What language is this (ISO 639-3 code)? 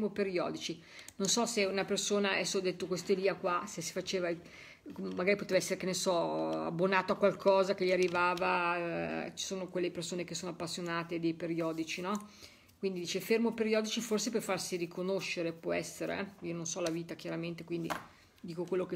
ita